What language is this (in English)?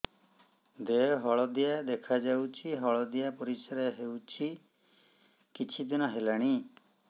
Odia